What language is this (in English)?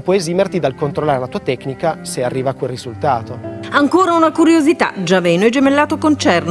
Italian